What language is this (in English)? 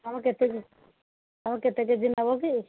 Odia